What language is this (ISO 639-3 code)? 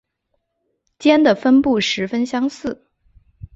zho